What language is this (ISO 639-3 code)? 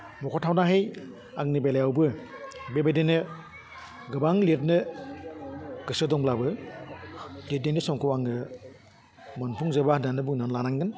brx